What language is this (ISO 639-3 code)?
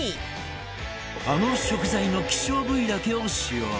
jpn